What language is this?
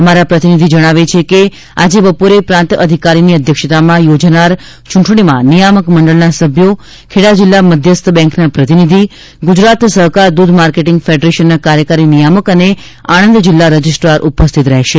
Gujarati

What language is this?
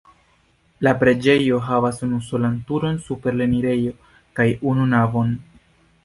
Esperanto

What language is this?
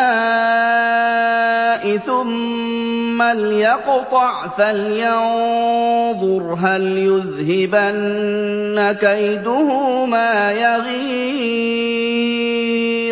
Arabic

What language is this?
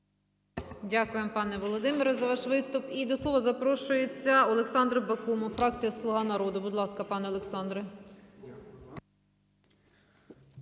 Ukrainian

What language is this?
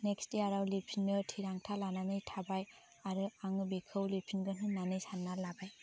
Bodo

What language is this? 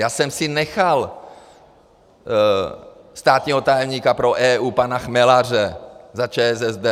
Czech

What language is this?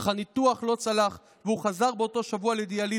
Hebrew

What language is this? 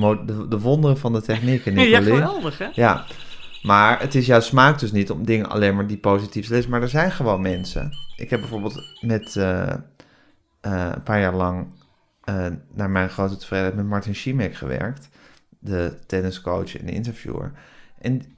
Dutch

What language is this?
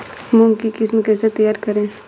Hindi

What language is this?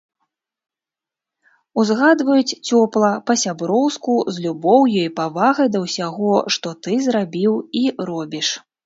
Belarusian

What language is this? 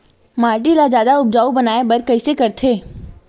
Chhattisgarhi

